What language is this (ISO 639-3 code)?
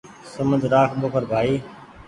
gig